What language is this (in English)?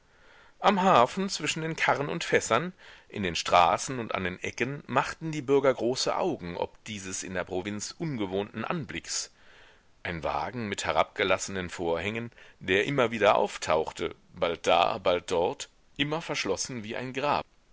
German